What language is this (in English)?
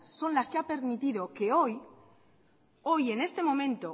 Spanish